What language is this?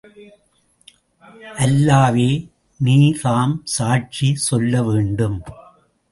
Tamil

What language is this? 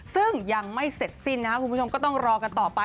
Thai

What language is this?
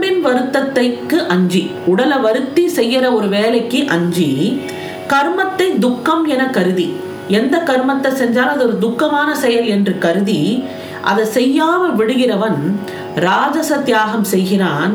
Tamil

